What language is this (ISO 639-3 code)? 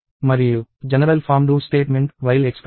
tel